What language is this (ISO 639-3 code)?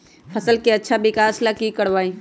mag